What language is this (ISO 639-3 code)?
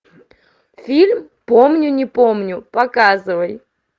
rus